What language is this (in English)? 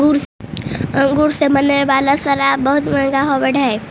Magahi